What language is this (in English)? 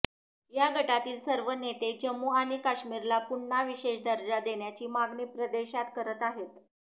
Marathi